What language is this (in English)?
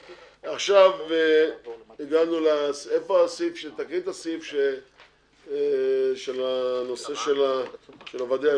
Hebrew